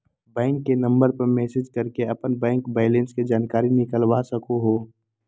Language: Magahi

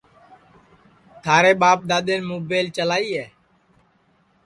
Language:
Sansi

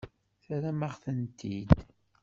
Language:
Kabyle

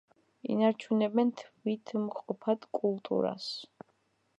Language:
Georgian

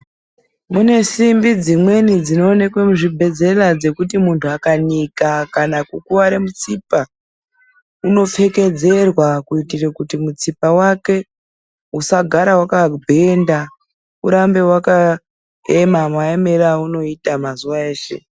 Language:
Ndau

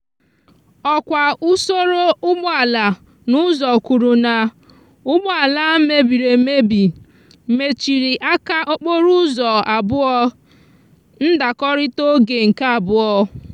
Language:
Igbo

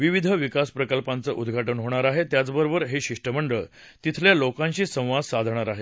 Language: Marathi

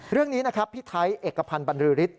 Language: Thai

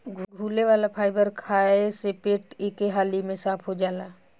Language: Bhojpuri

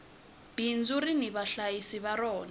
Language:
Tsonga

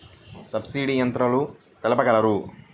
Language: Telugu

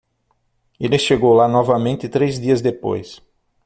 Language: Portuguese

